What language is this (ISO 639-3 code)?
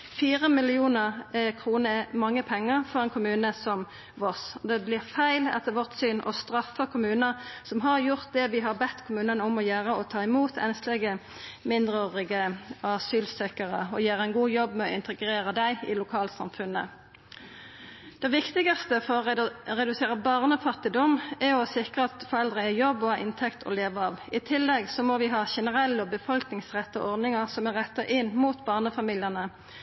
nno